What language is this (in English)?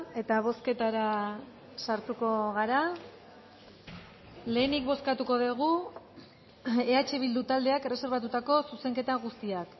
Basque